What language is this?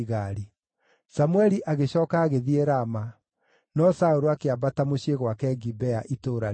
Kikuyu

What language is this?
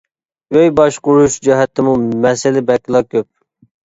Uyghur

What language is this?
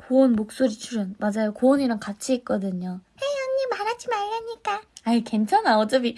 Korean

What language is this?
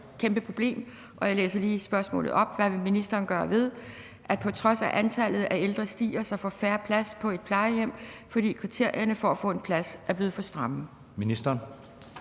Danish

